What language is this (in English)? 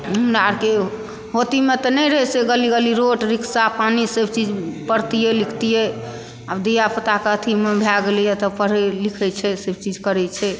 Maithili